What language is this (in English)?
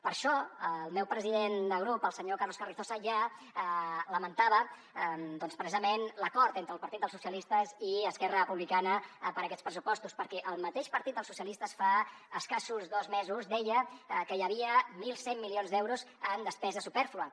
Catalan